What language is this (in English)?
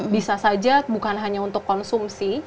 Indonesian